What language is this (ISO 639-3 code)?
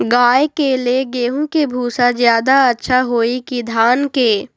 mag